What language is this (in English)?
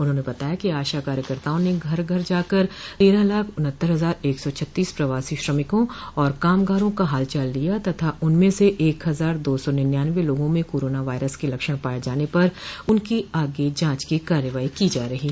Hindi